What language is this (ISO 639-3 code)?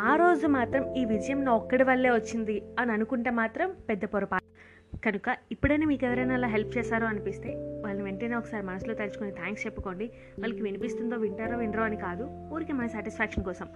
tel